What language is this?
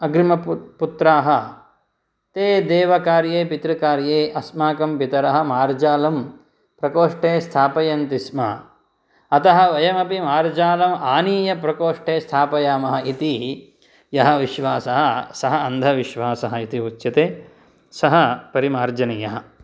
Sanskrit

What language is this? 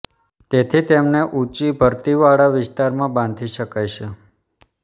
Gujarati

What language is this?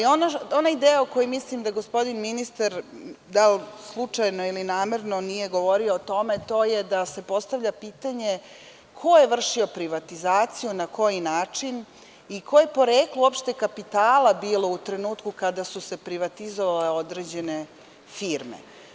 Serbian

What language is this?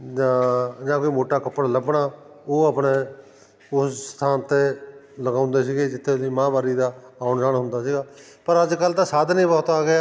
Punjabi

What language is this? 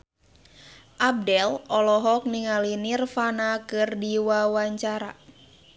Sundanese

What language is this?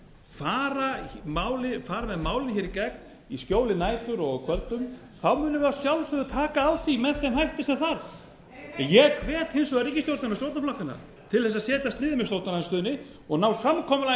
Icelandic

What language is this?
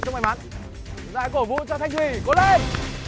Vietnamese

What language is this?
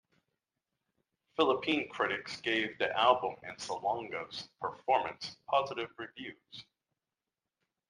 English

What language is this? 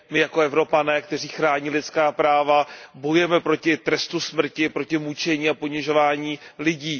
Czech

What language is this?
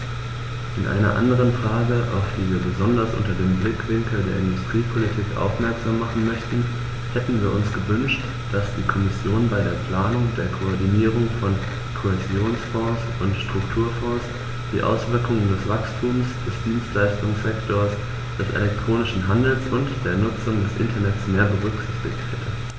German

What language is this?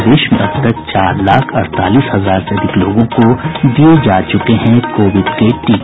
Hindi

